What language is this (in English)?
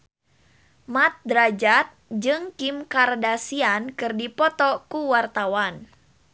Sundanese